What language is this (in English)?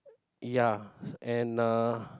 English